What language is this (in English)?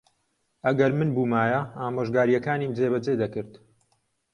Central Kurdish